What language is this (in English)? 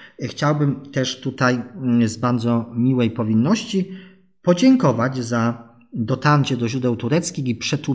Polish